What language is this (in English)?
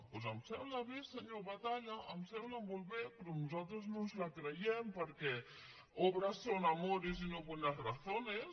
Catalan